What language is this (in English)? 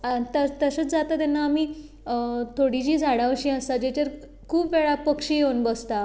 Konkani